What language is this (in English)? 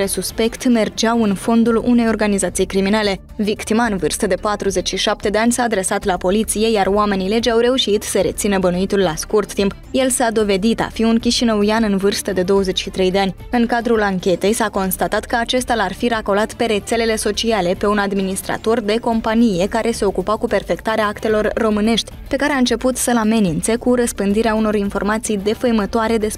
Romanian